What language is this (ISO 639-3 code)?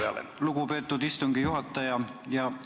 est